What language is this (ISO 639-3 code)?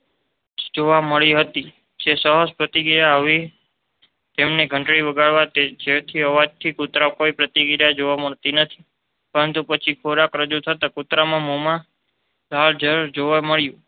guj